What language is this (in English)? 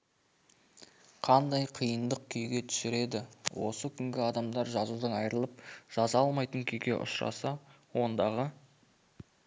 Kazakh